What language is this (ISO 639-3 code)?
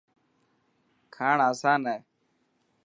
mki